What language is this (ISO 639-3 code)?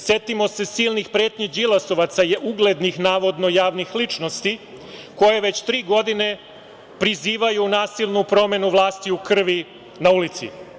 srp